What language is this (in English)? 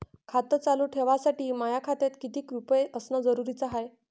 Marathi